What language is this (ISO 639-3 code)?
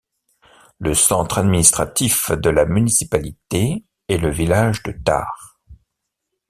fra